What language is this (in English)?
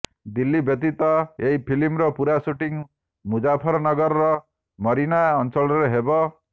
Odia